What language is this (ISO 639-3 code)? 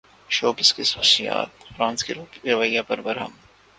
urd